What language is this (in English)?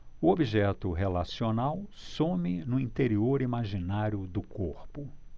Portuguese